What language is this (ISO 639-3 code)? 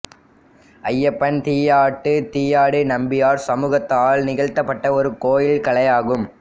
tam